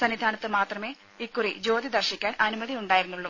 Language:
Malayalam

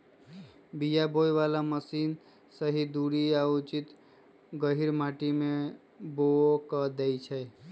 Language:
Magahi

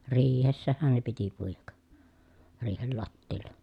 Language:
Finnish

